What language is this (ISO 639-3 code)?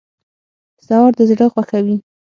pus